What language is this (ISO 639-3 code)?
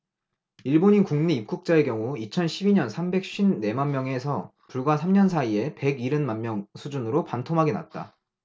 kor